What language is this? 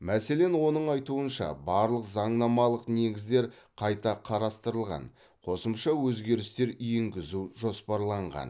Kazakh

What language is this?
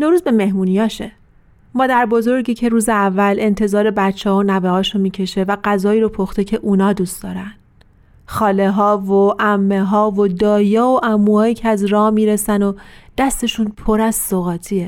Persian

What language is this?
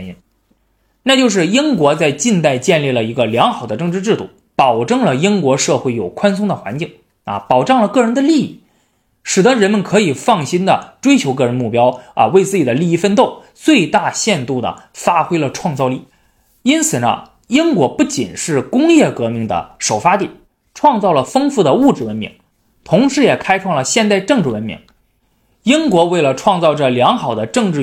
Chinese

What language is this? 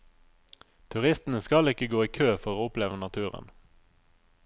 Norwegian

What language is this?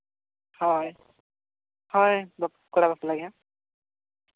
Santali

